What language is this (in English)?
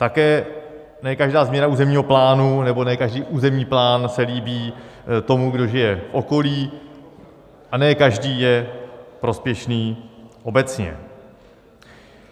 Czech